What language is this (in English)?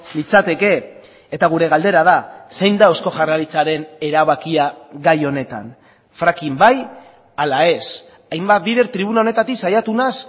Basque